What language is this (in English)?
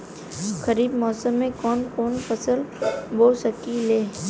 Bhojpuri